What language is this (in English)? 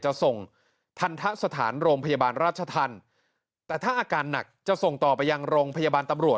Thai